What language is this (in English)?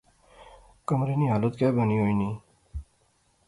Pahari-Potwari